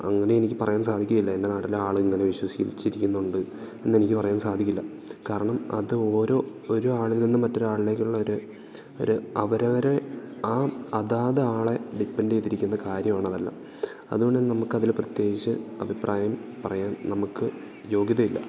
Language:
Malayalam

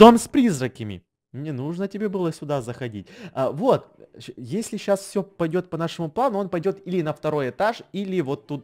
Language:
Russian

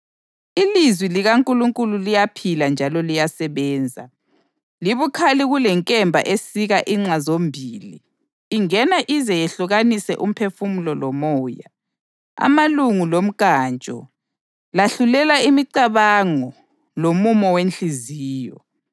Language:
North Ndebele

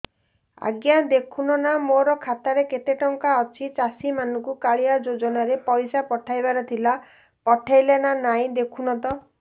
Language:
Odia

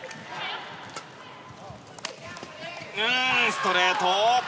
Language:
Japanese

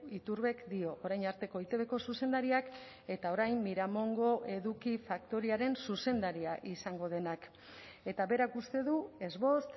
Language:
Basque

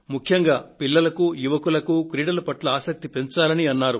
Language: Telugu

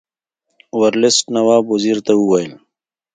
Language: Pashto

